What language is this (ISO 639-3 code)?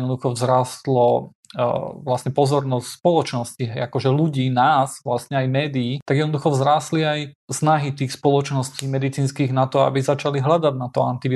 slk